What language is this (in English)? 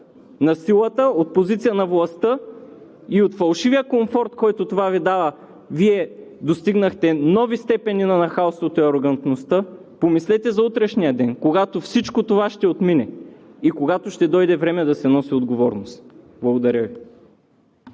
Bulgarian